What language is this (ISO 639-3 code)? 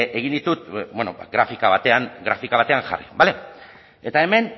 eus